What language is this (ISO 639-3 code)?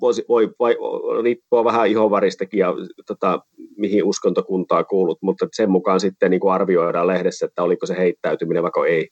fin